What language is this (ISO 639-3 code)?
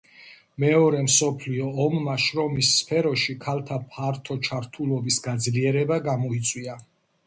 kat